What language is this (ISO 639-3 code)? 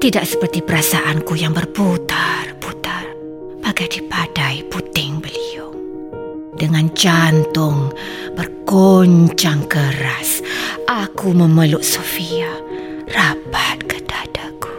msa